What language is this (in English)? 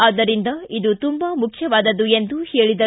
Kannada